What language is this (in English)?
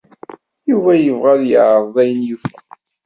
Kabyle